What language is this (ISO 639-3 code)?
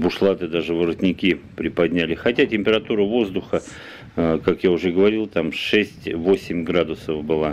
rus